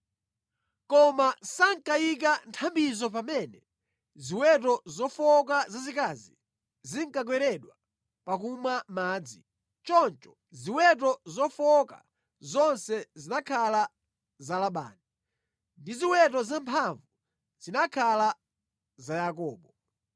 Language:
Nyanja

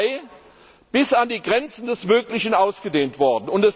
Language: German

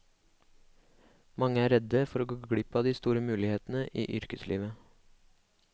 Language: Norwegian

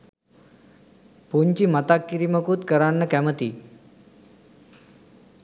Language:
Sinhala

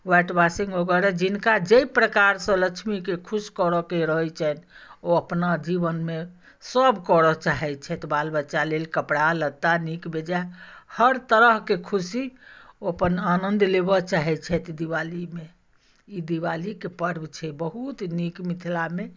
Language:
Maithili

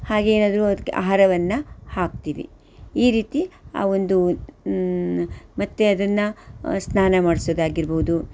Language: Kannada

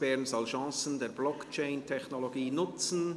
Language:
Swiss German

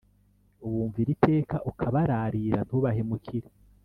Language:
Kinyarwanda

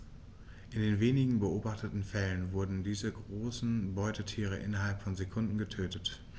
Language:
German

